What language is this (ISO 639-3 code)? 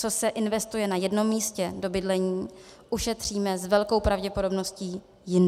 ces